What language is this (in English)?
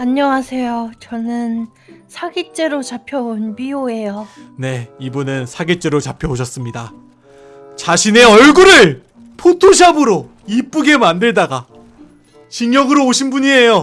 Korean